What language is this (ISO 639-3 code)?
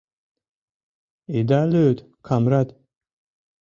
chm